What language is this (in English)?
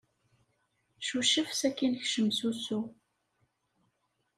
Kabyle